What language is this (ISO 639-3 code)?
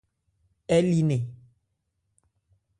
ebr